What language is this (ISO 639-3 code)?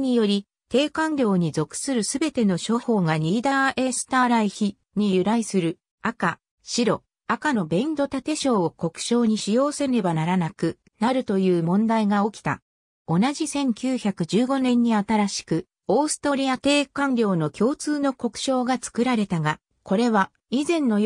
jpn